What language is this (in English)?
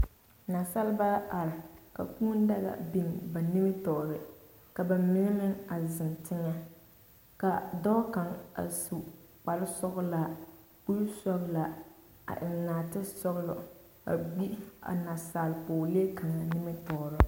Southern Dagaare